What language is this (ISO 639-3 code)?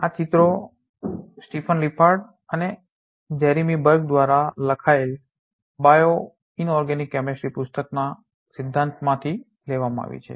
guj